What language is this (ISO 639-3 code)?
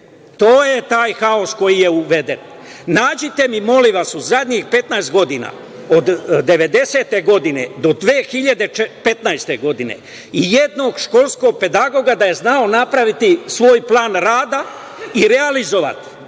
srp